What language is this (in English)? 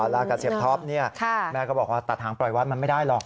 Thai